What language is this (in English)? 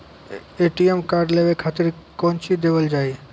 Maithili